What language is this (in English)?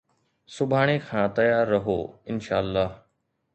Sindhi